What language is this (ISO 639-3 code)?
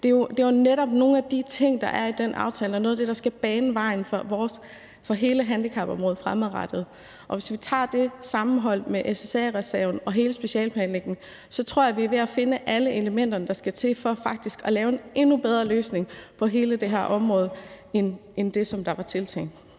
dan